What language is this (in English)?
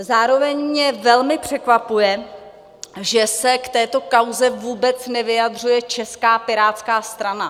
Czech